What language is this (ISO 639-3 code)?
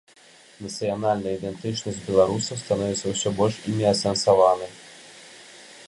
bel